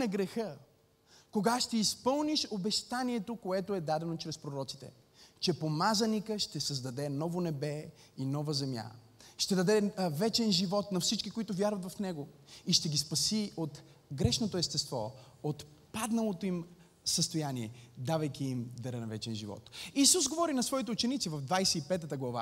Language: Bulgarian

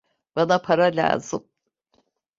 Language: Turkish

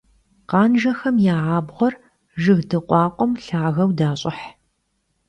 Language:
Kabardian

